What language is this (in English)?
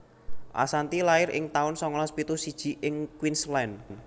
Javanese